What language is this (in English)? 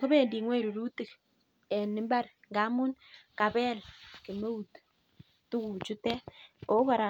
Kalenjin